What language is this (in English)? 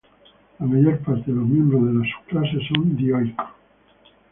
Spanish